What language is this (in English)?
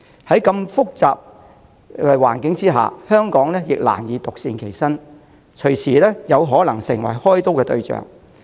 Cantonese